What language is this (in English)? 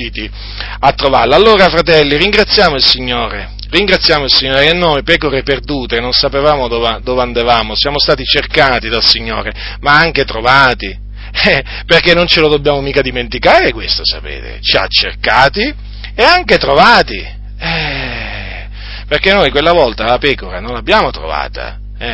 Italian